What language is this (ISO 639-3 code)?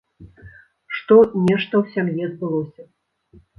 bel